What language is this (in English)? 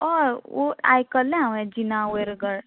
Konkani